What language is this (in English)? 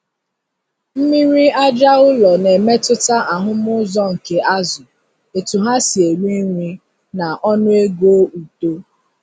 Igbo